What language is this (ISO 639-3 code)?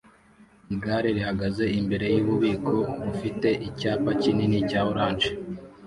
kin